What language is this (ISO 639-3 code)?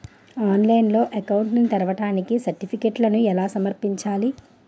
tel